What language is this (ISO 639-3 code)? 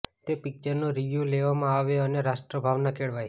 guj